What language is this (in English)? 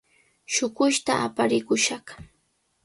Cajatambo North Lima Quechua